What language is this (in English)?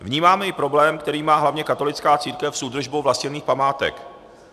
Czech